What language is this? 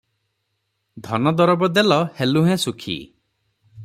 Odia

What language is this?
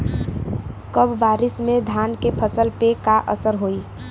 Bhojpuri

